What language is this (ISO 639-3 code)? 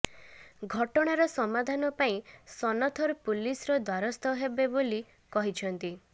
ori